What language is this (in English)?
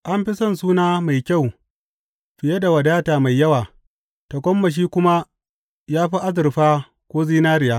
Hausa